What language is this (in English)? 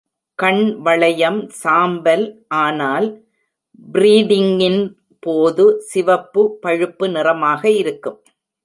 Tamil